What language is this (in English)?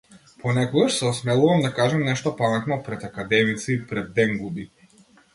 Macedonian